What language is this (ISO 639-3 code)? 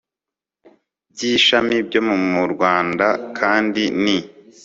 kin